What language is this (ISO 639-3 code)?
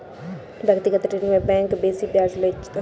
mai